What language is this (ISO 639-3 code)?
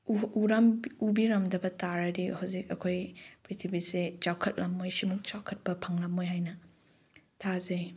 mni